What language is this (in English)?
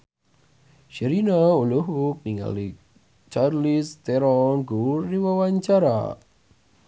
Sundanese